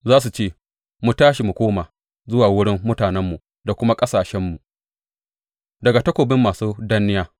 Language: Hausa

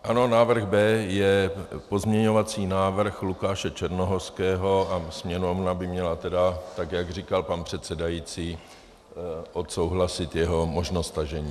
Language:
Czech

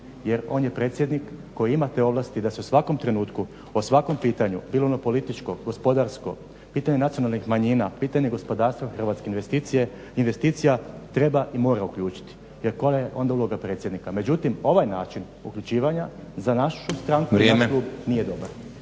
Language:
Croatian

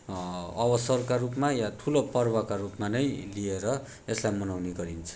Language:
Nepali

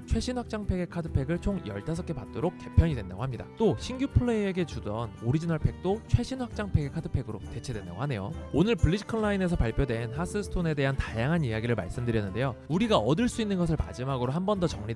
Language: Korean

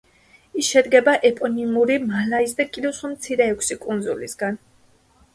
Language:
Georgian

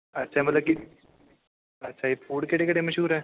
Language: Punjabi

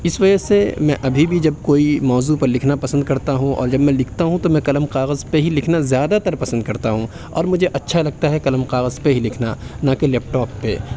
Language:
Urdu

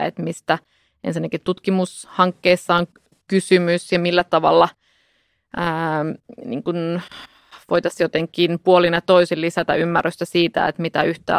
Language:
Finnish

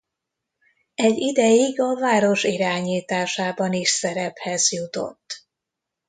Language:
Hungarian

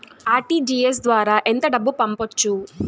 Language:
Telugu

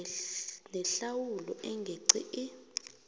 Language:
South Ndebele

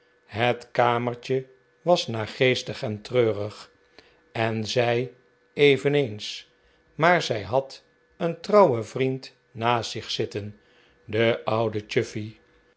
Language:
Dutch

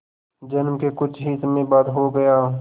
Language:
Hindi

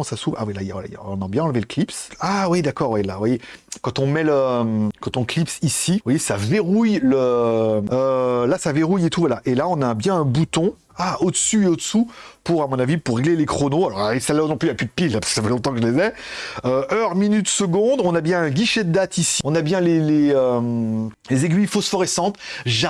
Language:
French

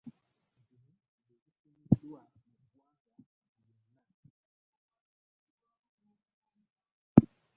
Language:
Ganda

